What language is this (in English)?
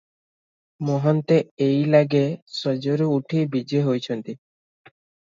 Odia